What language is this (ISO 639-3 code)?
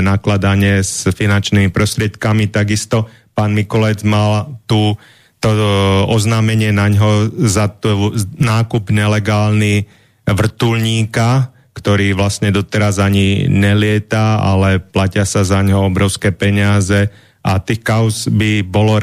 slk